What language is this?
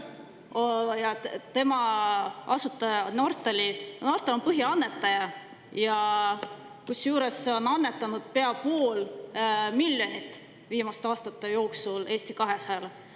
Estonian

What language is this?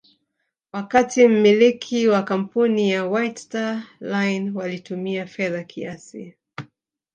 Swahili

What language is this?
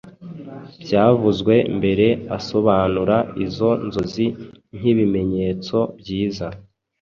Kinyarwanda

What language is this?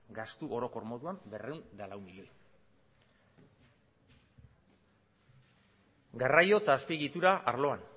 Basque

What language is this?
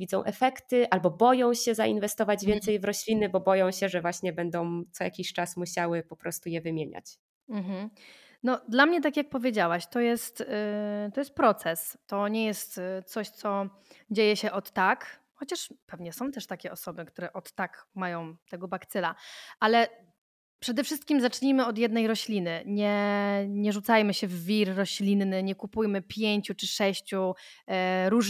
Polish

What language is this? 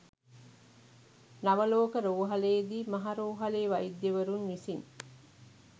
Sinhala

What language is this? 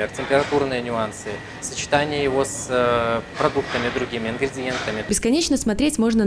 Russian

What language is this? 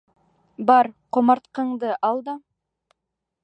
Bashkir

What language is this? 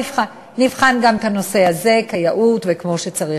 Hebrew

